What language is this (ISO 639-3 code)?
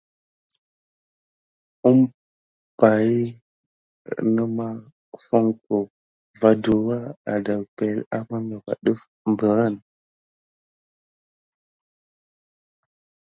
gid